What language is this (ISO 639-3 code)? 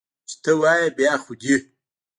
pus